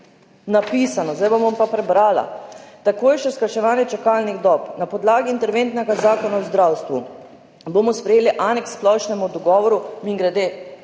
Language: Slovenian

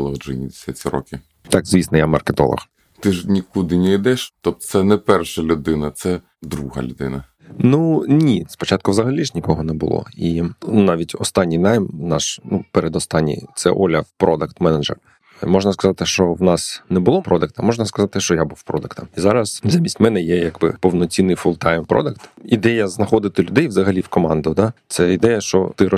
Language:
Ukrainian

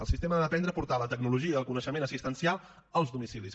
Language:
Catalan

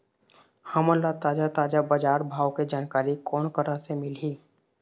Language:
Chhattisgarhi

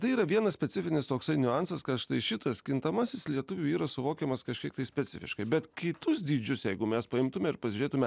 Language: Lithuanian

